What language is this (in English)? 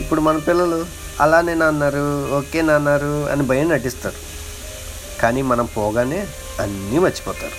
Telugu